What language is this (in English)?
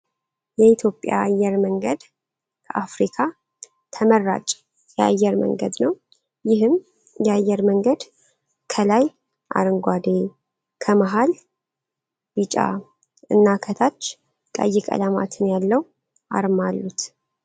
Amharic